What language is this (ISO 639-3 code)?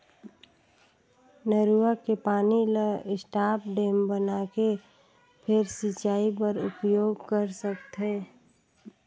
hne